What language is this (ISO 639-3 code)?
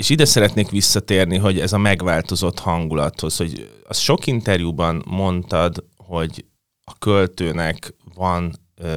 hun